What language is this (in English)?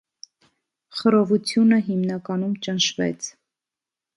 Armenian